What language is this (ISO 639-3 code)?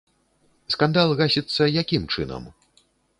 bel